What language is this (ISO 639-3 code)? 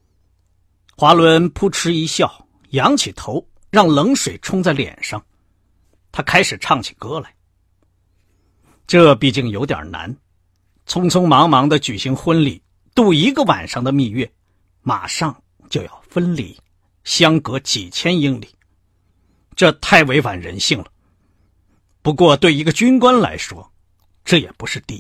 zho